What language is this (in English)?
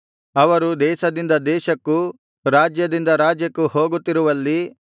Kannada